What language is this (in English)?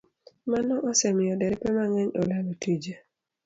Luo (Kenya and Tanzania)